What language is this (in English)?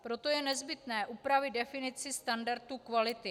Czech